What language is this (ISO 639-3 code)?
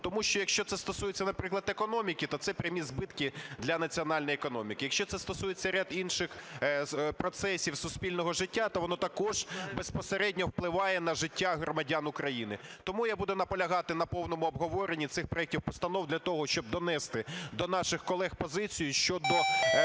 ukr